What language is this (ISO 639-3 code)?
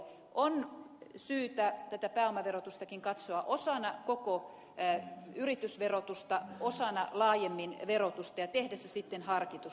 fin